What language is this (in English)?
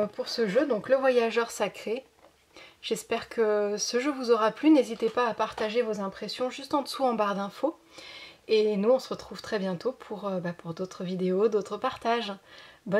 French